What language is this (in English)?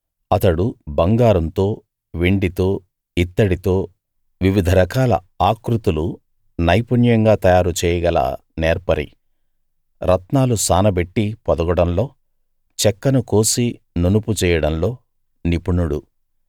Telugu